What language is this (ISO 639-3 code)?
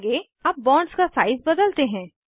hin